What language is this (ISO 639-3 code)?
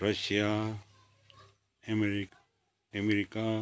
nep